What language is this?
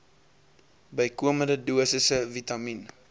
Afrikaans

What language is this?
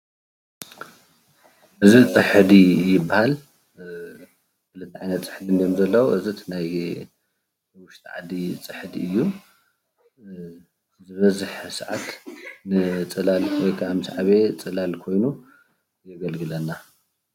Tigrinya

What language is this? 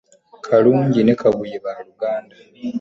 Ganda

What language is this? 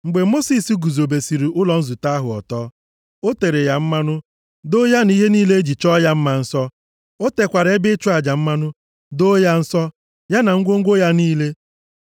Igbo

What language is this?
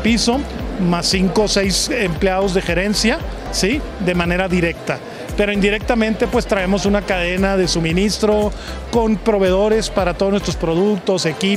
Spanish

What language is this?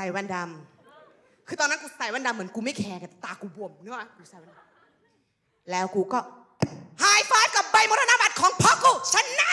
Thai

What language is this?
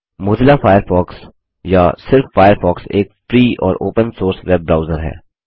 Hindi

